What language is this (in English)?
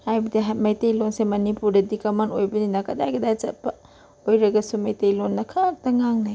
Manipuri